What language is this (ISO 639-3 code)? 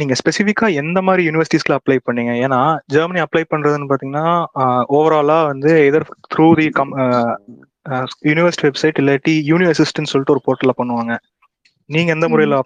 tam